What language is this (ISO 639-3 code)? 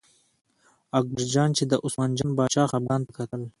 pus